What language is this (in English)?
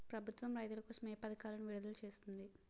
Telugu